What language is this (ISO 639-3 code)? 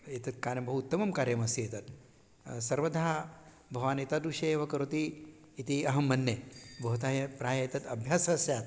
san